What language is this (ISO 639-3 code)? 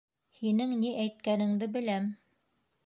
bak